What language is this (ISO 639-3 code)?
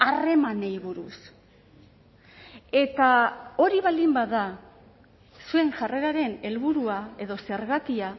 eus